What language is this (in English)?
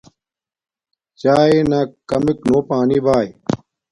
Domaaki